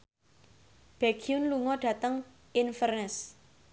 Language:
Javanese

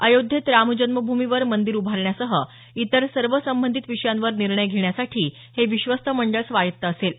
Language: Marathi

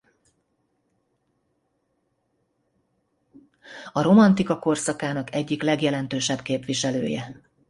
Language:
Hungarian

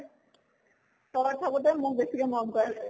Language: Assamese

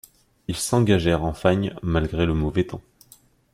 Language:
French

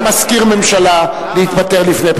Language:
Hebrew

